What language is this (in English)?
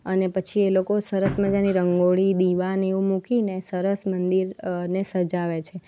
Gujarati